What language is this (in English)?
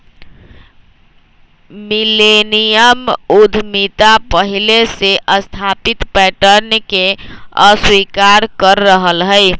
Magahi